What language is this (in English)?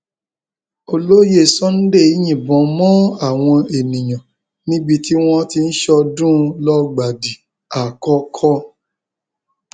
Yoruba